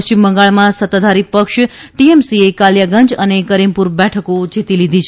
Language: Gujarati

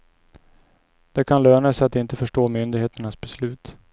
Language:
Swedish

